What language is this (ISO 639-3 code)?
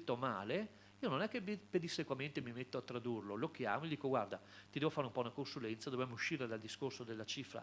ita